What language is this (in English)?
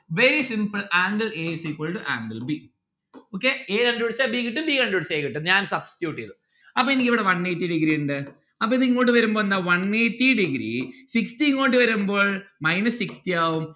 Malayalam